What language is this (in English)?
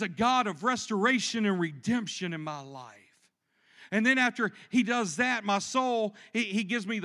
English